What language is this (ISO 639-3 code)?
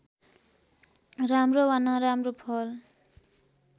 nep